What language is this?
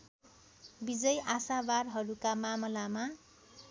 Nepali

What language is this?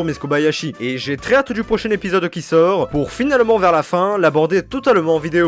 French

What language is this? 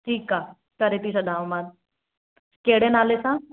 Sindhi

